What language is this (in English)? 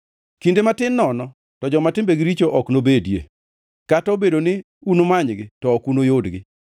Luo (Kenya and Tanzania)